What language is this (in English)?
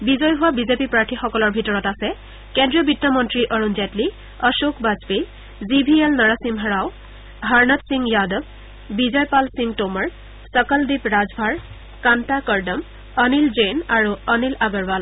Assamese